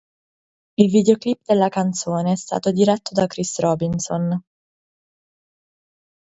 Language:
Italian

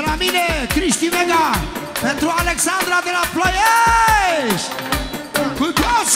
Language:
Romanian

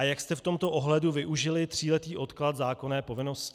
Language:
Czech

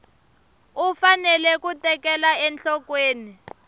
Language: Tsonga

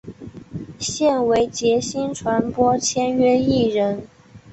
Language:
Chinese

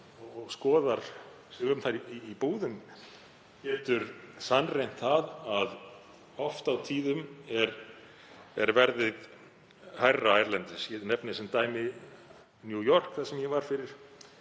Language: Icelandic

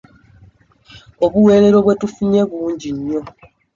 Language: Ganda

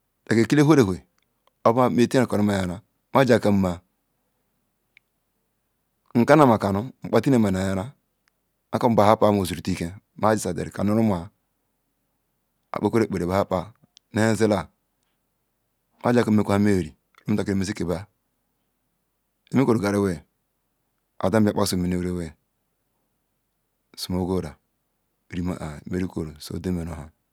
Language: Ikwere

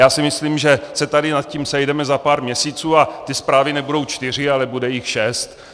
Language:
Czech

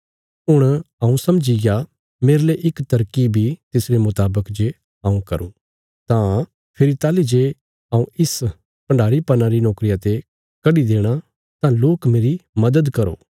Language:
Bilaspuri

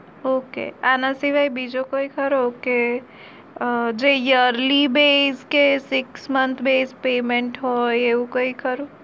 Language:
Gujarati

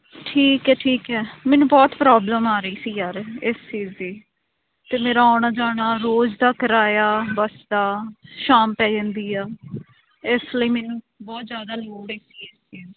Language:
Punjabi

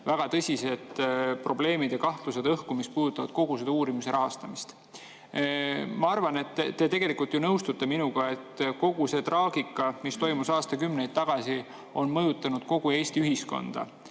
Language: Estonian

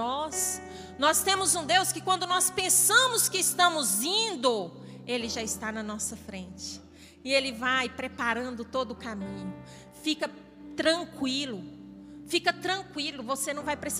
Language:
Portuguese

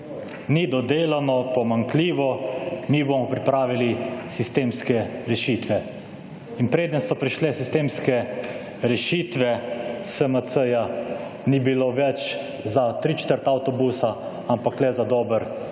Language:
Slovenian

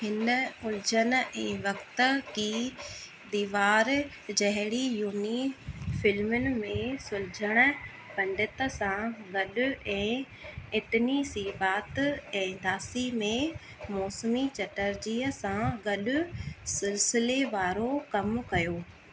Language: Sindhi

